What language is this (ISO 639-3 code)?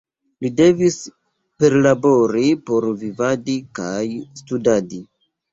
epo